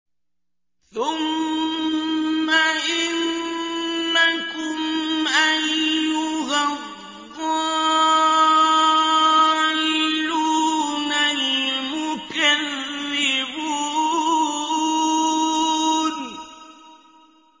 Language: Arabic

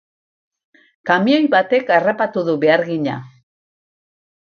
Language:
Basque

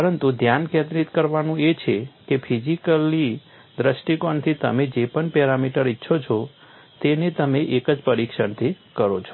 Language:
Gujarati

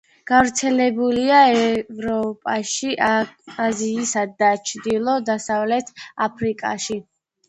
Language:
Georgian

